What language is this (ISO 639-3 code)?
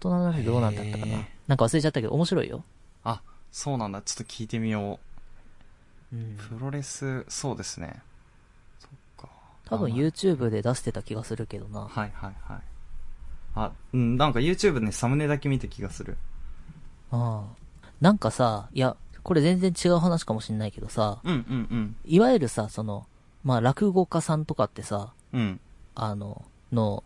jpn